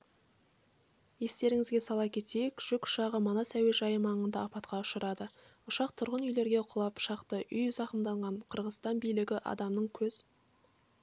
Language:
Kazakh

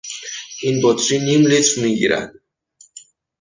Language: Persian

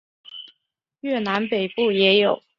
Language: Chinese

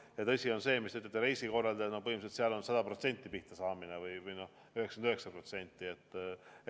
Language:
Estonian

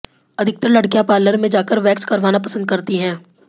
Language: Hindi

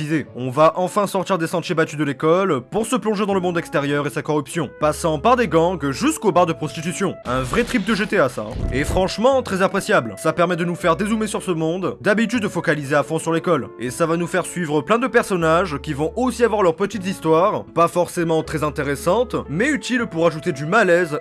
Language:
French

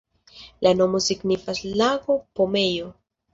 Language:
Esperanto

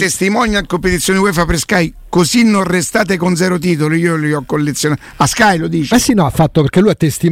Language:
Italian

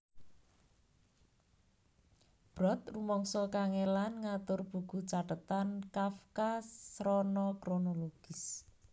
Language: Javanese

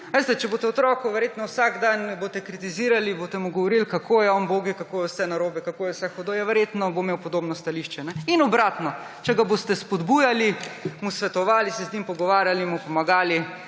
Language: Slovenian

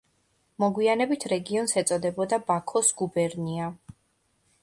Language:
Georgian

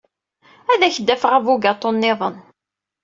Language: Kabyle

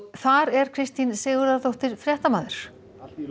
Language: Icelandic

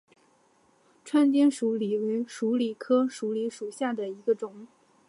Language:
Chinese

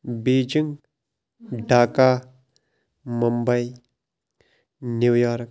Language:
Kashmiri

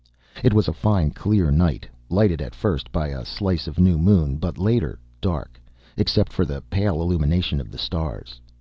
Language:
English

